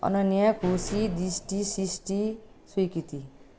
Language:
Nepali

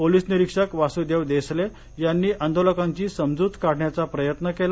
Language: Marathi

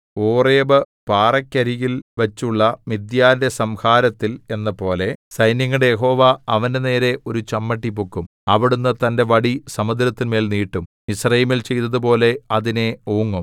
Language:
Malayalam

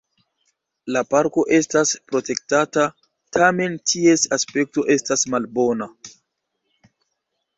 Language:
Esperanto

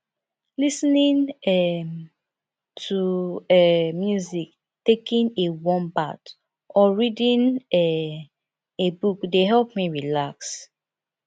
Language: Nigerian Pidgin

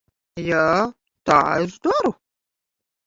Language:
Latvian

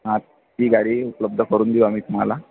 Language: Marathi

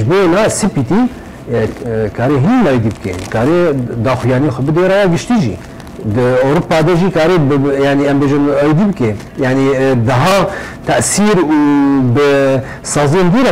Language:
Arabic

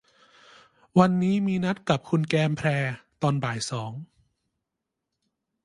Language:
Thai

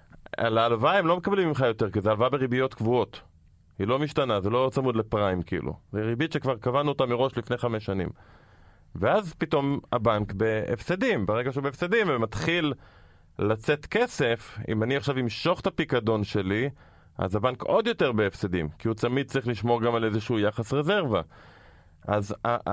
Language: Hebrew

